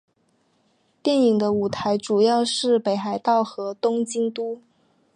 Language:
Chinese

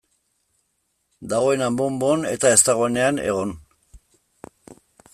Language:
Basque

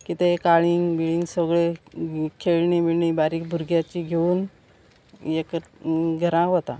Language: Konkani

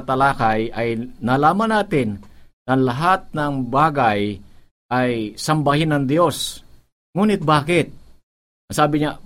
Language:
Filipino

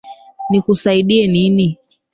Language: Swahili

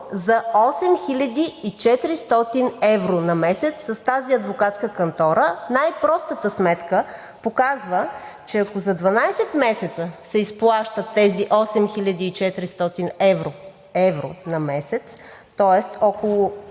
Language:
Bulgarian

